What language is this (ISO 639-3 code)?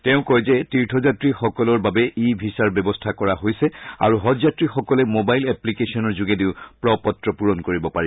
asm